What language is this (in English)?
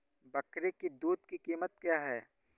Hindi